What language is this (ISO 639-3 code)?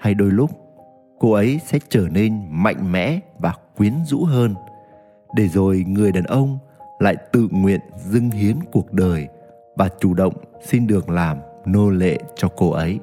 vie